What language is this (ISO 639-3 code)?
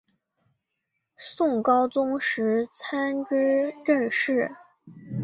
zho